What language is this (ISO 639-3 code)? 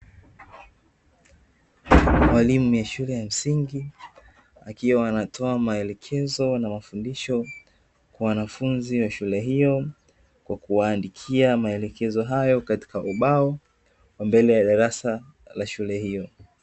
swa